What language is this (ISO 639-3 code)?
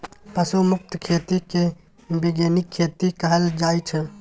mai